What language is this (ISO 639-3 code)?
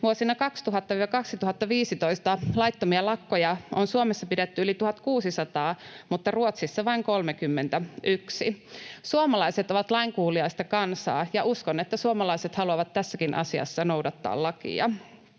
fin